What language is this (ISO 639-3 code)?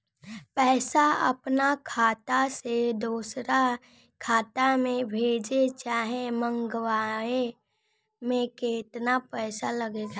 bho